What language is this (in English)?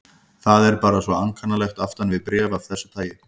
Icelandic